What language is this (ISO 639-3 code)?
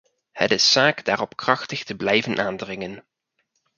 nld